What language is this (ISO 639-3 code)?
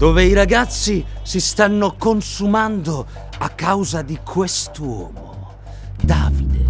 ita